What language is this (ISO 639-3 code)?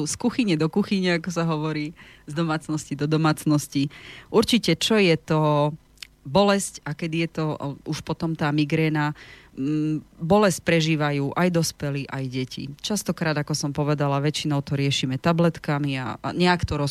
slk